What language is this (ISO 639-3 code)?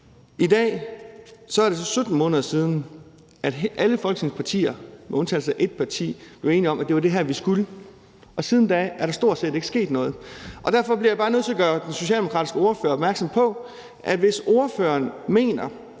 dan